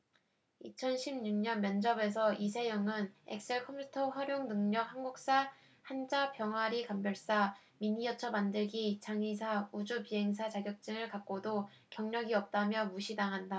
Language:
Korean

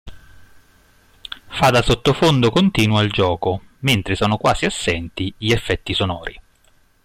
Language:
Italian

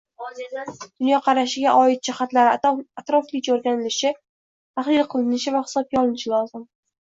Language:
Uzbek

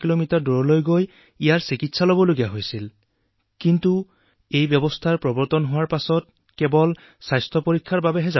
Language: Assamese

